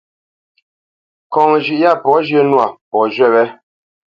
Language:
Bamenyam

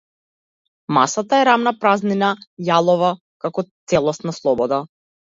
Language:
Macedonian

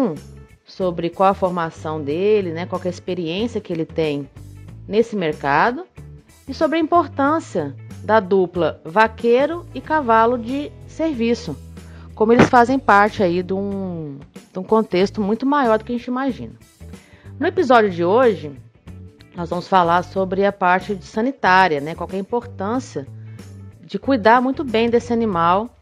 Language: Portuguese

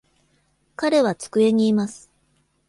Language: Japanese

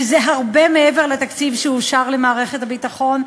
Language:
Hebrew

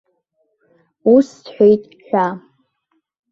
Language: Abkhazian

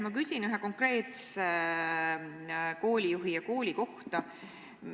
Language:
Estonian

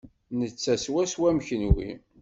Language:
Kabyle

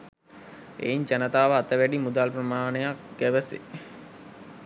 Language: Sinhala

